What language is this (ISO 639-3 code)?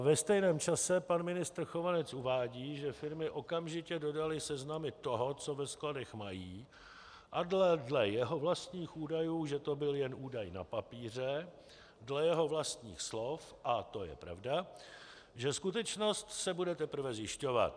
ces